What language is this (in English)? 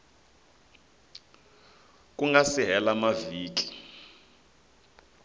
Tsonga